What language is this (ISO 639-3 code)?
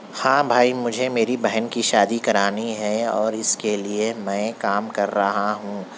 urd